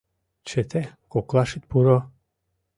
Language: Mari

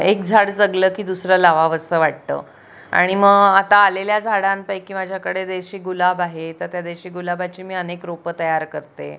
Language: Marathi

